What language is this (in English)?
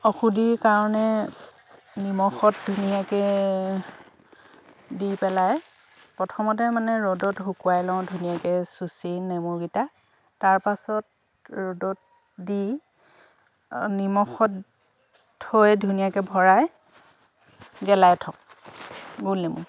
Assamese